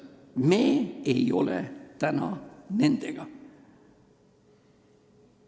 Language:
Estonian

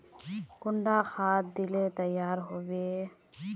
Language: Magahi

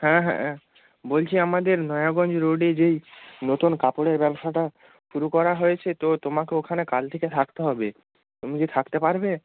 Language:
Bangla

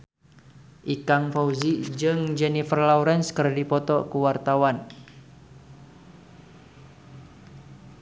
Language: Sundanese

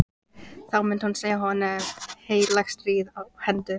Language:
Icelandic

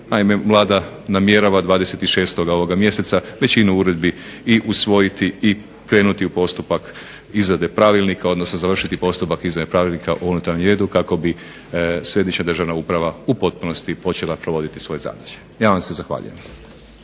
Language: Croatian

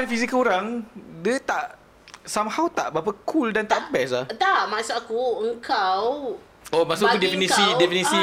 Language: Malay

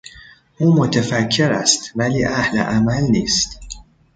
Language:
Persian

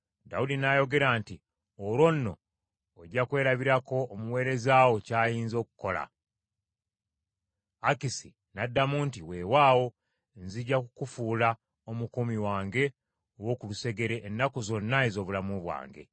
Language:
Ganda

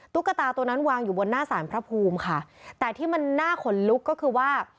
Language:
Thai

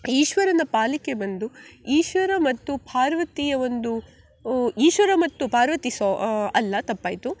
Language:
Kannada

